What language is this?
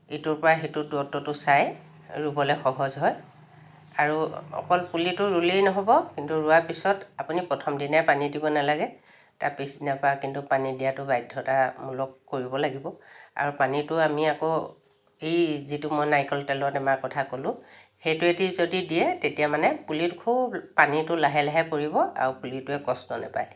Assamese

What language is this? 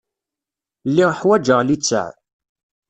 Kabyle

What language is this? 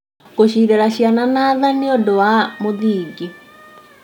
Kikuyu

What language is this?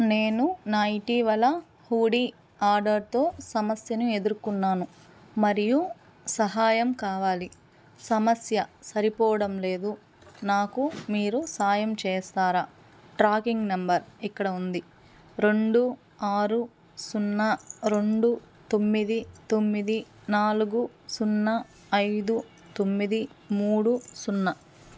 Telugu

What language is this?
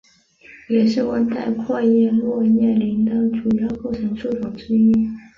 Chinese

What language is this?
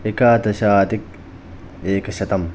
Sanskrit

